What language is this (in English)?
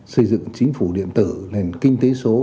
Vietnamese